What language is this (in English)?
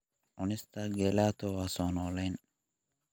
Somali